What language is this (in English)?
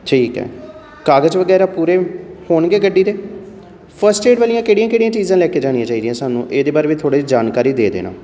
Punjabi